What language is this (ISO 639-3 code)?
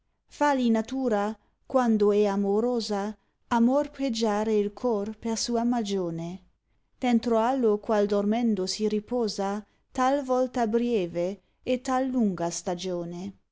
ita